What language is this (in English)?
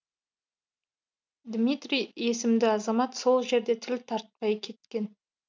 Kazakh